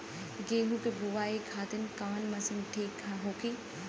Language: Bhojpuri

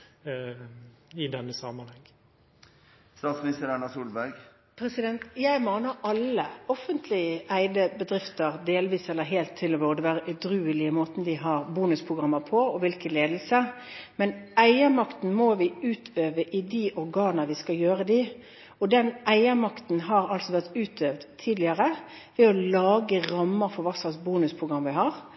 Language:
Norwegian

